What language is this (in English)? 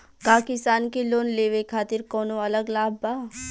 Bhojpuri